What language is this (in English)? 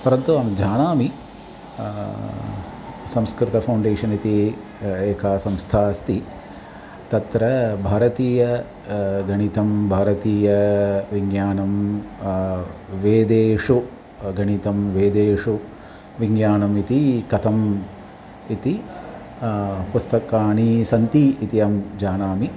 Sanskrit